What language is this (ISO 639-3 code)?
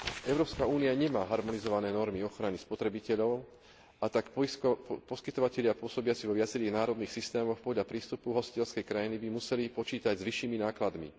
slk